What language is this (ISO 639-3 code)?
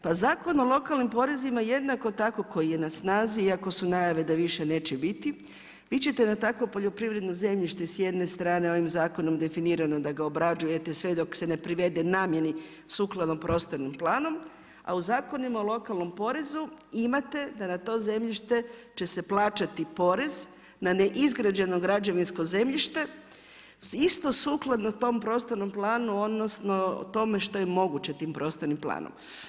hrv